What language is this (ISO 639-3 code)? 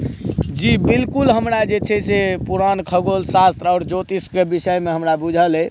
mai